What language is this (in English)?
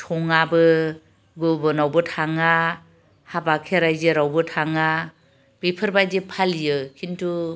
Bodo